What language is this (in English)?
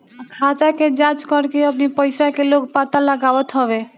Bhojpuri